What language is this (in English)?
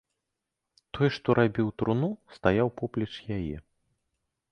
Belarusian